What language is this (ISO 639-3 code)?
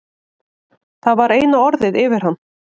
isl